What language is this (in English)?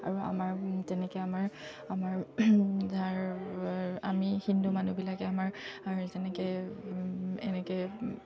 Assamese